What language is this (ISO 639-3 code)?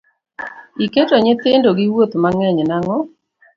luo